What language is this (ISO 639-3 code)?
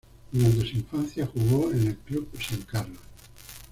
spa